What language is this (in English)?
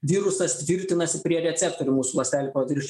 Lithuanian